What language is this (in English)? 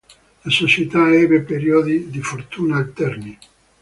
Italian